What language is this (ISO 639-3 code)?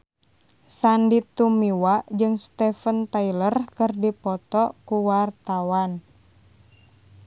sun